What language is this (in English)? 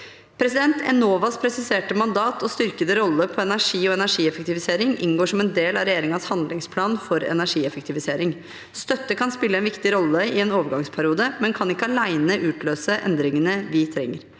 Norwegian